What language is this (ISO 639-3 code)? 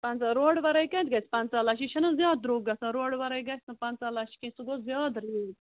kas